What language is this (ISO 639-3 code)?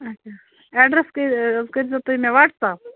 kas